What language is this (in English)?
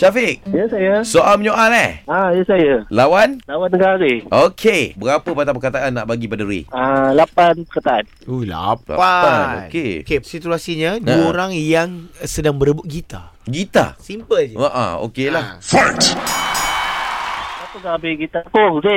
Malay